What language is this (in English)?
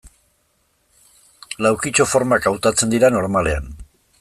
Basque